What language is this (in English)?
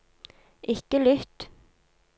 Norwegian